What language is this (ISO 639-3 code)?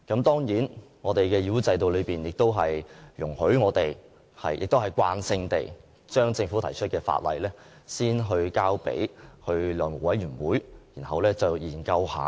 yue